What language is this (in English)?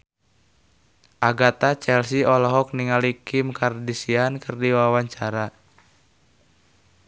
Sundanese